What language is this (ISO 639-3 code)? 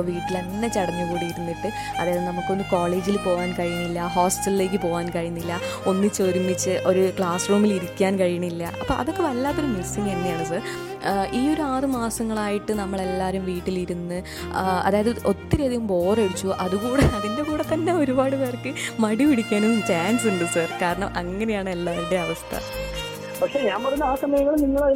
mal